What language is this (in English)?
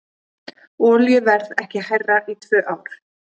Icelandic